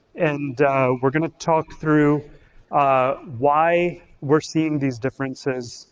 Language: English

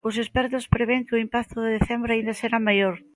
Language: Galician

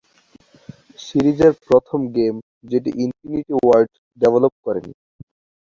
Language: Bangla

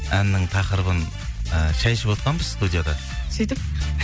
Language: Kazakh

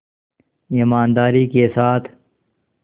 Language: Hindi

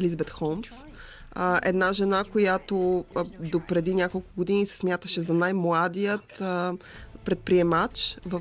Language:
Bulgarian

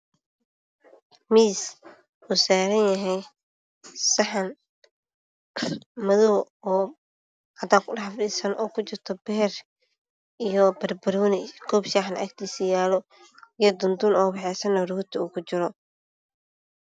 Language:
Somali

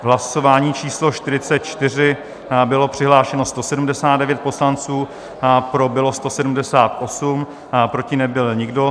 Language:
Czech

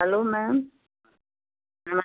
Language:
Hindi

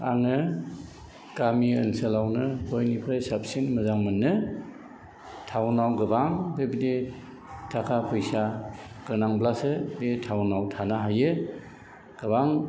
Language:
Bodo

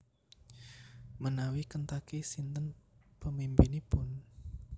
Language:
Javanese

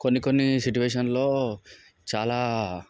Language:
Telugu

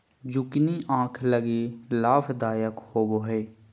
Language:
Magahi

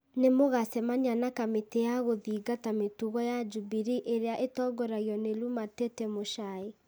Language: Kikuyu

